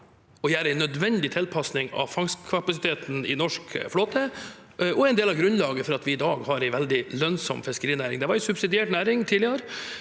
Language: Norwegian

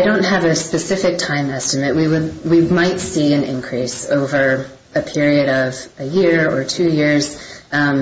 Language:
English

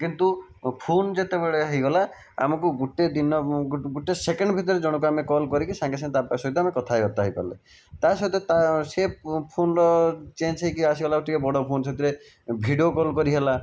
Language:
Odia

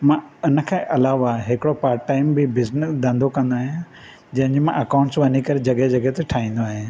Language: Sindhi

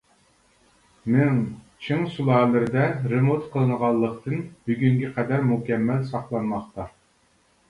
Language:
Uyghur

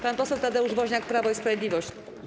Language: Polish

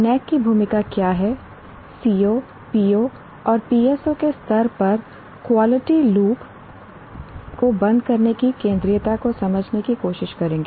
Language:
Hindi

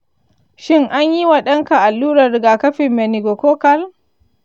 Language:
Hausa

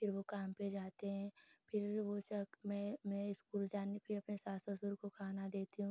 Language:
Hindi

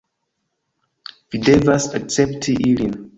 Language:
Esperanto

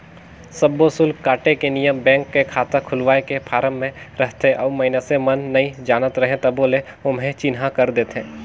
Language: Chhattisgarhi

